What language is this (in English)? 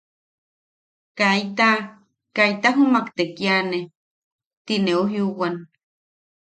Yaqui